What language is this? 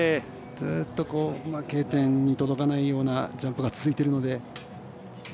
Japanese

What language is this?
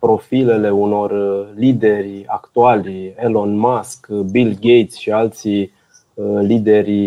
Romanian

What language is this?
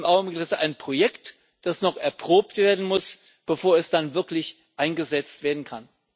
German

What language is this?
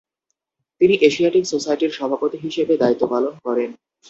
Bangla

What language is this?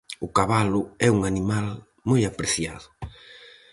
Galician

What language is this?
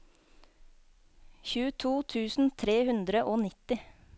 Norwegian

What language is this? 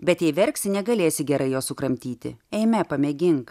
Lithuanian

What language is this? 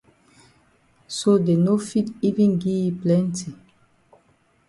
Cameroon Pidgin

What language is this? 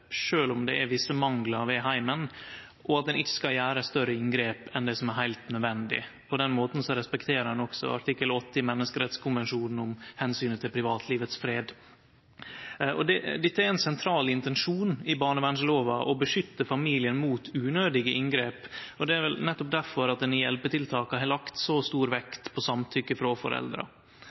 Norwegian Nynorsk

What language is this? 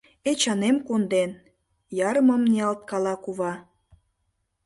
Mari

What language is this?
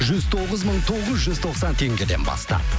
Kazakh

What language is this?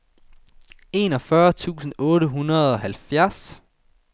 Danish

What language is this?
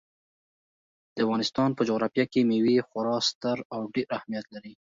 Pashto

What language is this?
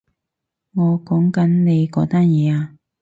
Cantonese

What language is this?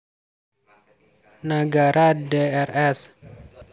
Javanese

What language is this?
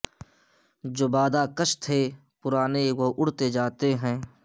Urdu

